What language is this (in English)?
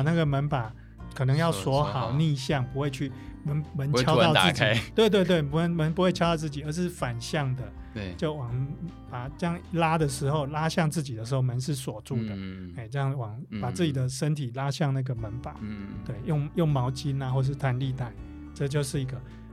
Chinese